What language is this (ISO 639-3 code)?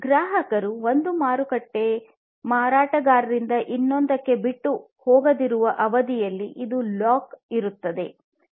kan